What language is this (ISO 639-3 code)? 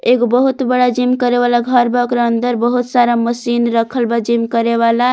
bho